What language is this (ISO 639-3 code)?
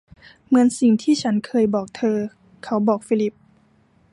tha